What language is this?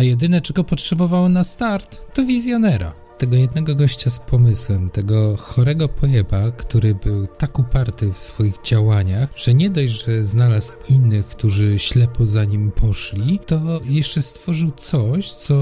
Polish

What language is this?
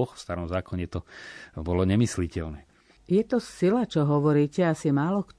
Slovak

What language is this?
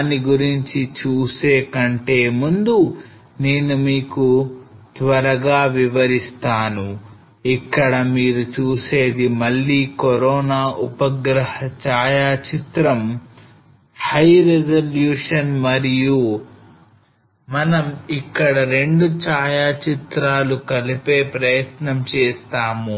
Telugu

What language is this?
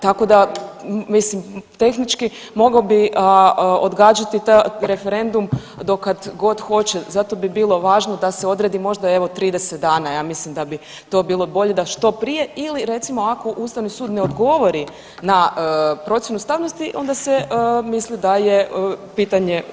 Croatian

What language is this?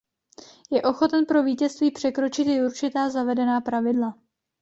Czech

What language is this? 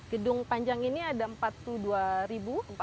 Indonesian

